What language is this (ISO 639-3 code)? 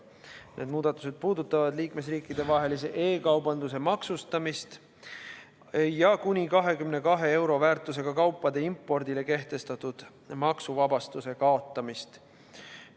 est